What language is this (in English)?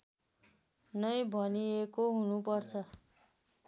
Nepali